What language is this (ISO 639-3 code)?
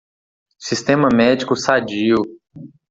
por